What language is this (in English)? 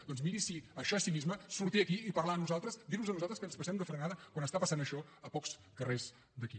Catalan